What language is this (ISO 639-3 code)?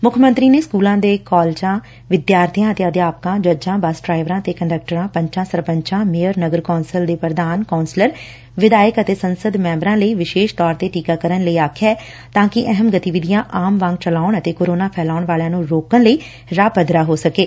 pan